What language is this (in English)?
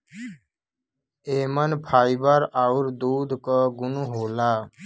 Bhojpuri